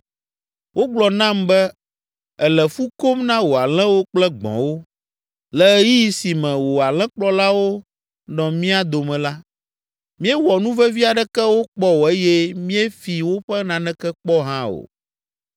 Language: Ewe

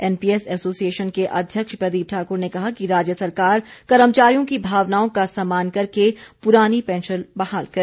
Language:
Hindi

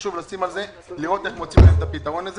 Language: Hebrew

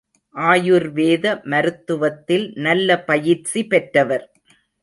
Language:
Tamil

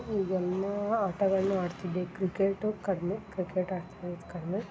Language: Kannada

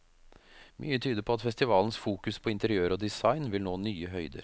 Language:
Norwegian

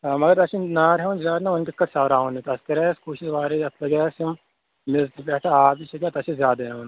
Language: Kashmiri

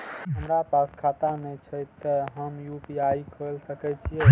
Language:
Maithili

